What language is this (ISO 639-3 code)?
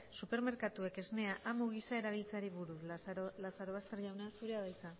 eus